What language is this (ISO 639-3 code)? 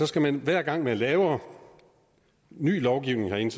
dan